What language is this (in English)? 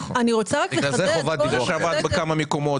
Hebrew